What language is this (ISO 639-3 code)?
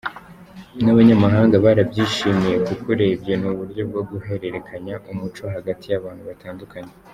kin